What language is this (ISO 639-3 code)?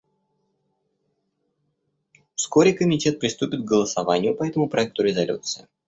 rus